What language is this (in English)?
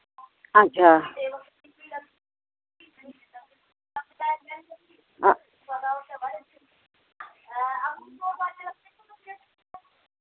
Dogri